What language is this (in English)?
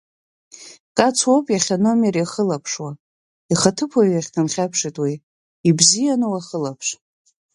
Abkhazian